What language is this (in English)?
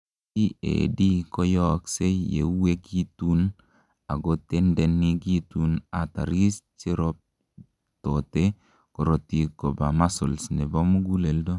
Kalenjin